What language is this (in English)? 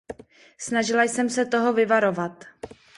Czech